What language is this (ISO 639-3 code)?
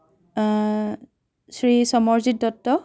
asm